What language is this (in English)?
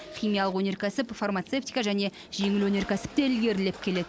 Kazakh